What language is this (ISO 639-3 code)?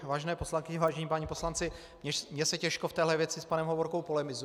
ces